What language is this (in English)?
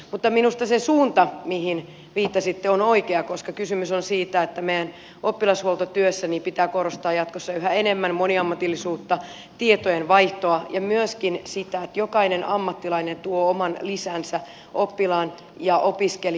Finnish